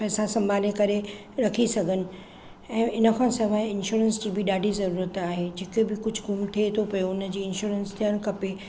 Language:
Sindhi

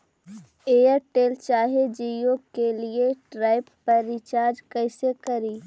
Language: Magahi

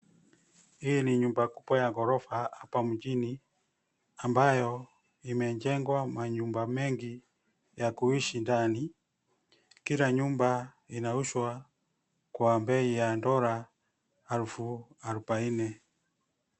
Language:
Swahili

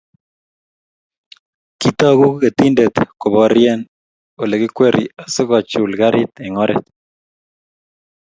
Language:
Kalenjin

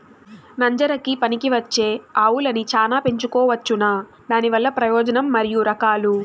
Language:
Telugu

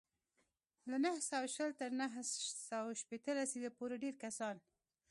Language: Pashto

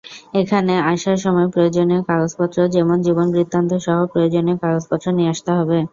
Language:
Bangla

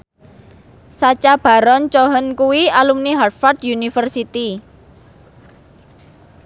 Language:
Javanese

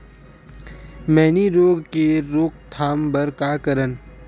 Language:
Chhattisgarhi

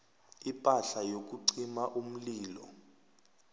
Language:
South Ndebele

